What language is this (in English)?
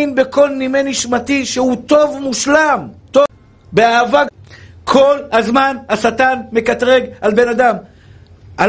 Hebrew